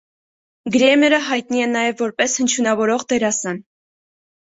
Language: Armenian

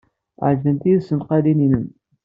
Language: Kabyle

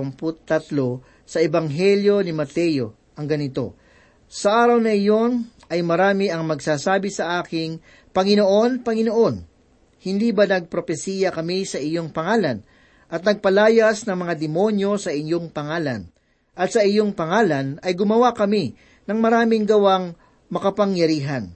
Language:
Filipino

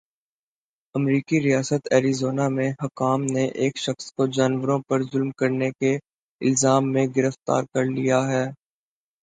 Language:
Urdu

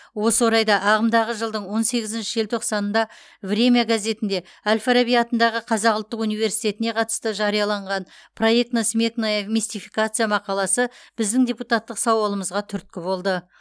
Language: Kazakh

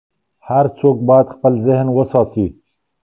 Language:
Pashto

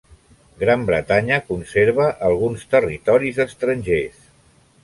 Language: Catalan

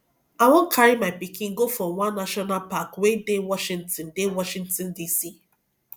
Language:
Nigerian Pidgin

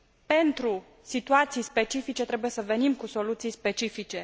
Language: Romanian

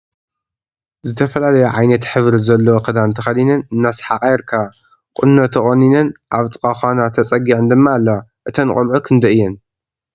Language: Tigrinya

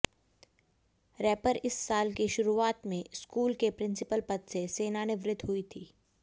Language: Hindi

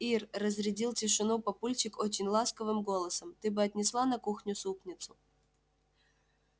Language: Russian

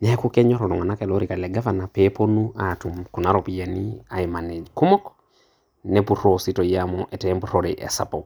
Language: Masai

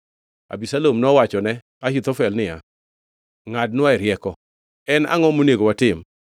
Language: Luo (Kenya and Tanzania)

